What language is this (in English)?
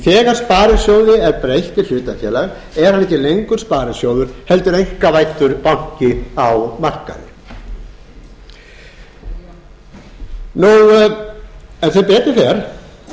Icelandic